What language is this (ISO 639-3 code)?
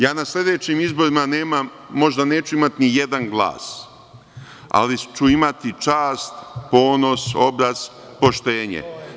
srp